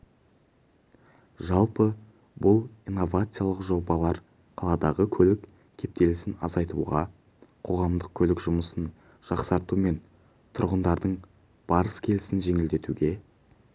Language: Kazakh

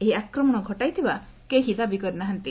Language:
Odia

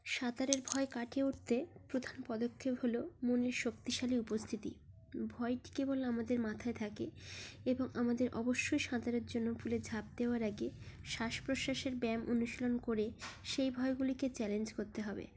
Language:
Bangla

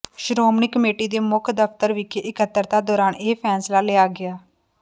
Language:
Punjabi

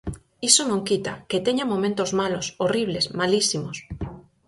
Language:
Galician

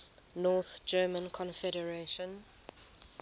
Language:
English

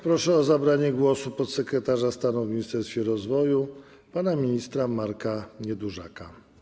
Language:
Polish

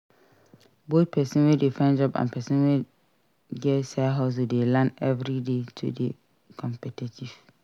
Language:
Nigerian Pidgin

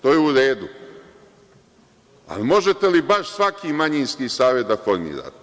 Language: Serbian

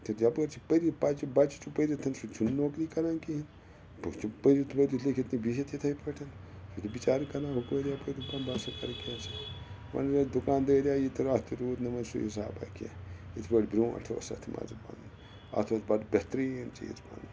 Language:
Kashmiri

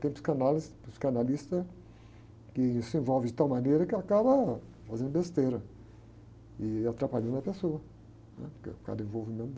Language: Portuguese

